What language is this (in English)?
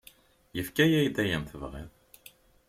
Kabyle